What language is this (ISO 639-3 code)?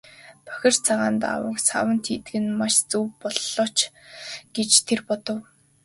mon